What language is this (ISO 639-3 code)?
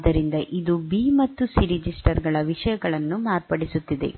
kan